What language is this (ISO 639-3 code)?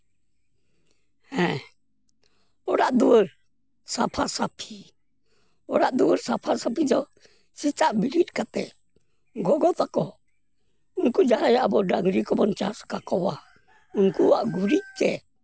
sat